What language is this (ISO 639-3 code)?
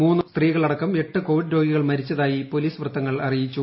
mal